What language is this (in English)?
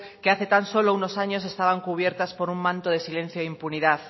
Spanish